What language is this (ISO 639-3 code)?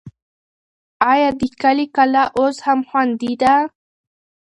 pus